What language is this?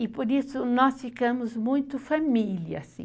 Portuguese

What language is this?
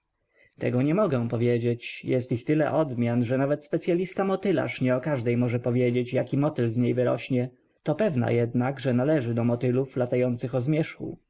Polish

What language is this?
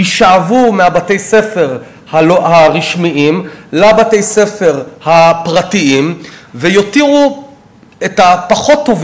Hebrew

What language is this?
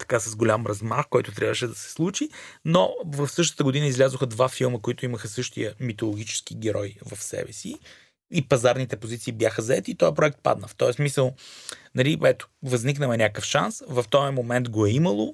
Bulgarian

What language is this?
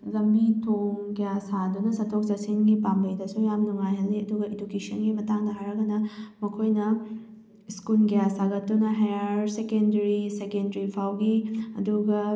Manipuri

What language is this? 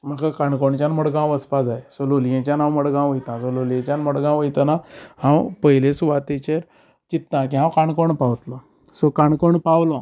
Konkani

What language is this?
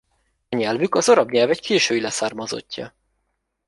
Hungarian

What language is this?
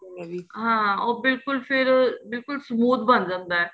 Punjabi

